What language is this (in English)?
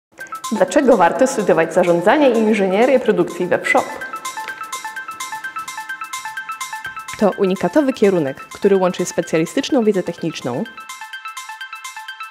Polish